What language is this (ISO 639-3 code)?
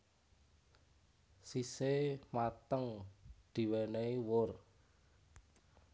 jav